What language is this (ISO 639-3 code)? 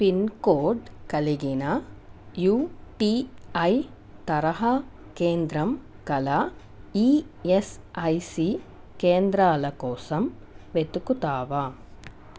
tel